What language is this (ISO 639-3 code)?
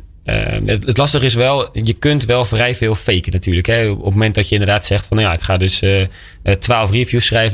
nld